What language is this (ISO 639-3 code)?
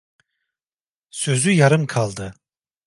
tur